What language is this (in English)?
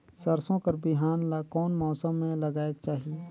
Chhattisgarhi